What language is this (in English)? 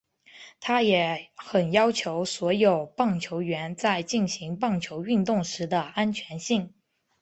Chinese